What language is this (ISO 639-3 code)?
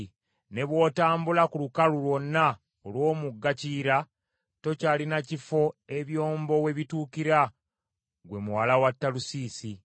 lug